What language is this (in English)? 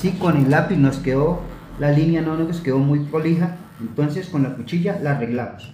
Spanish